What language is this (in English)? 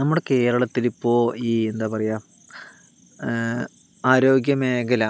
Malayalam